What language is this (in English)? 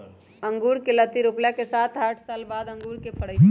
Magahi